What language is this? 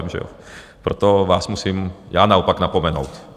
Czech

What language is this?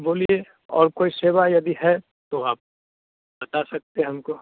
Hindi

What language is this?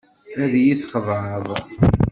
Kabyle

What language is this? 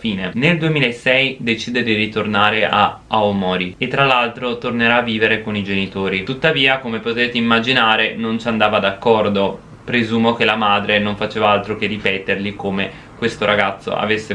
Italian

